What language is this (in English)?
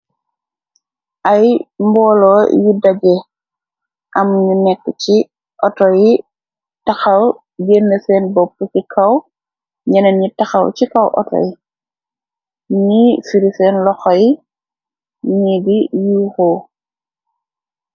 Wolof